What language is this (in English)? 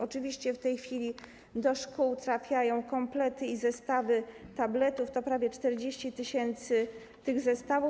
Polish